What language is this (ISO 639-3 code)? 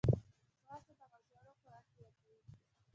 pus